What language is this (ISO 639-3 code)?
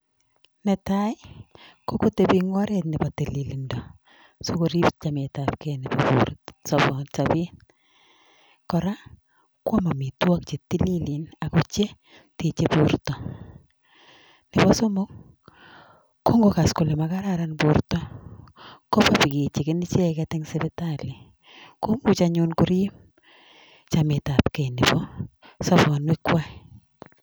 kln